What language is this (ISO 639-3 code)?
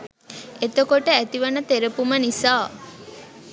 sin